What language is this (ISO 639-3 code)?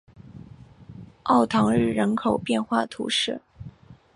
zho